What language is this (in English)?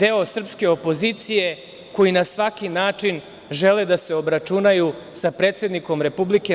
Serbian